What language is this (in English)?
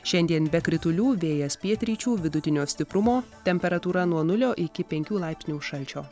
Lithuanian